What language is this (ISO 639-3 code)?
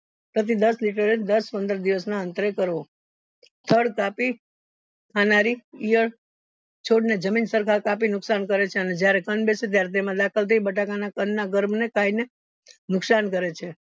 guj